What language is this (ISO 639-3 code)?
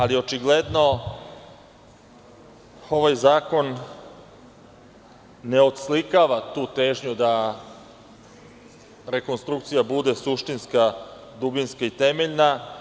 srp